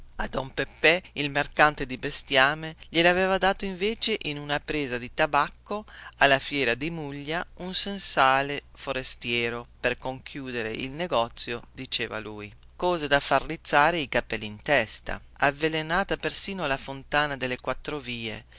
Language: Italian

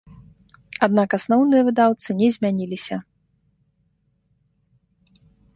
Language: Belarusian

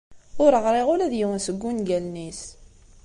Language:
Kabyle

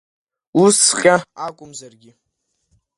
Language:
Abkhazian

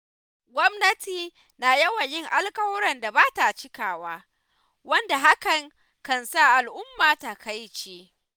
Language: Hausa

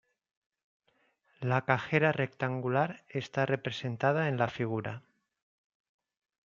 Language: Spanish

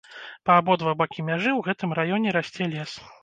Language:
Belarusian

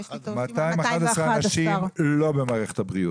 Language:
Hebrew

